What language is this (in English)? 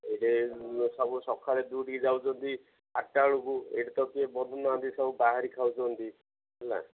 Odia